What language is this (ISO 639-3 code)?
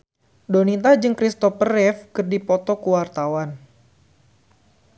sun